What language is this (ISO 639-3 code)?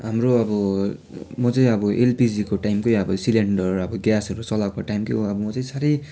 nep